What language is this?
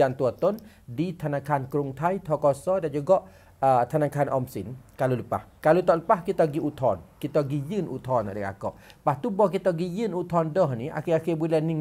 Malay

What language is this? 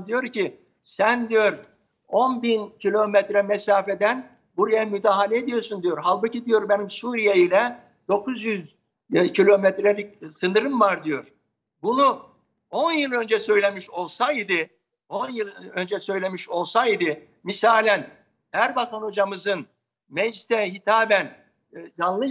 Turkish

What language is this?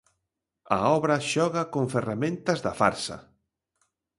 Galician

